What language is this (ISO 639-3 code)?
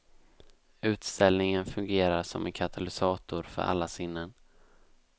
swe